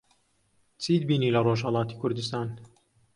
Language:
Central Kurdish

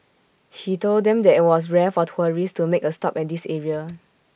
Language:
English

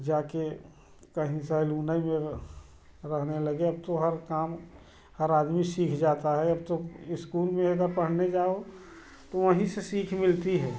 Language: Hindi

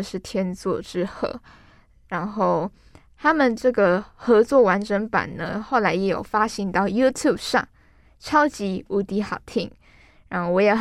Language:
Chinese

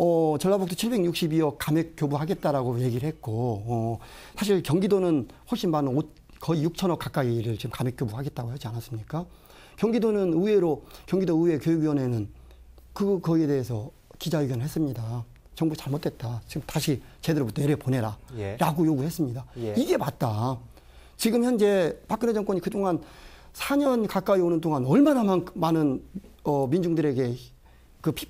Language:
Korean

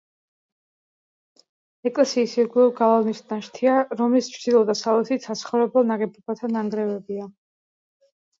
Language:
Georgian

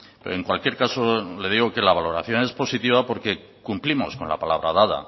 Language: Spanish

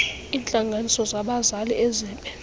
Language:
Xhosa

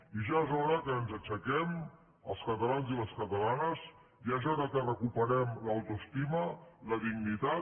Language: Catalan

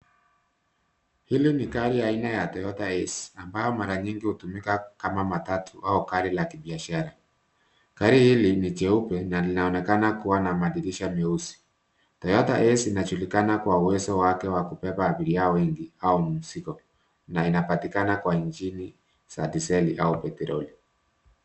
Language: Swahili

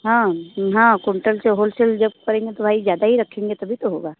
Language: Hindi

